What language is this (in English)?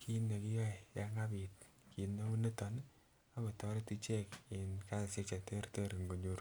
Kalenjin